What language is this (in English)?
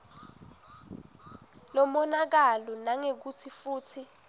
Swati